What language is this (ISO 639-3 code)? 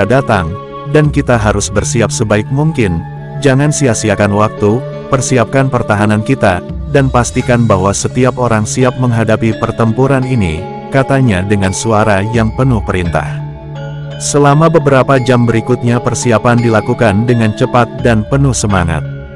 ind